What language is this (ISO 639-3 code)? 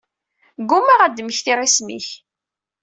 kab